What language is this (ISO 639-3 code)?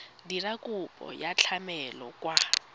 tsn